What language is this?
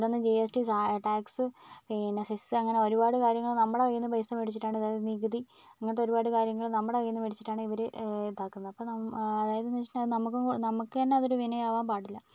Malayalam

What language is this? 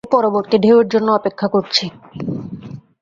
Bangla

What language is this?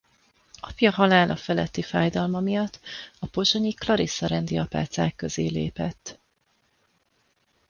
Hungarian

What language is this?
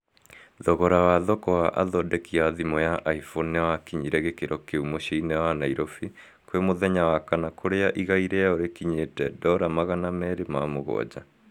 Kikuyu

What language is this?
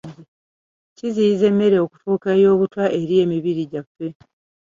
Ganda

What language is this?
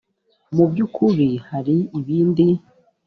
Kinyarwanda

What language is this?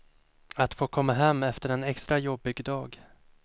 Swedish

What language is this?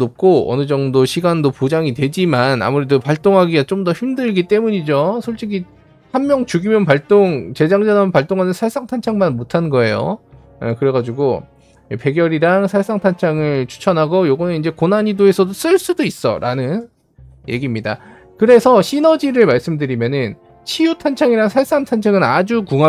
Korean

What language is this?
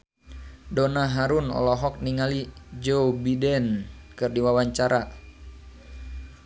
Sundanese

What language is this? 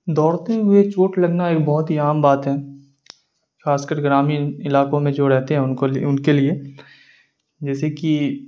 Urdu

